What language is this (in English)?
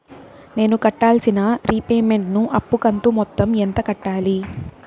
Telugu